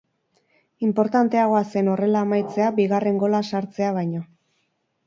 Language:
Basque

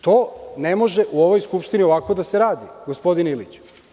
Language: Serbian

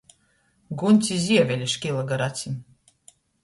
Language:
Latgalian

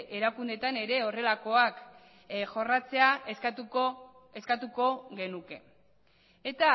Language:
Basque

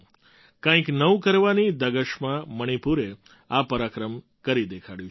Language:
Gujarati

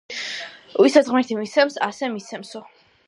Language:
Georgian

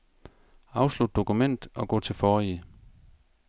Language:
Danish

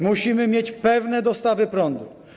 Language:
Polish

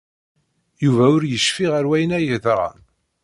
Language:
Kabyle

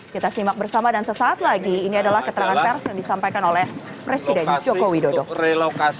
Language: Indonesian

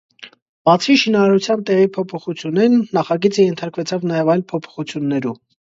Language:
Armenian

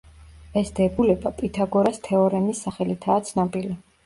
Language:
Georgian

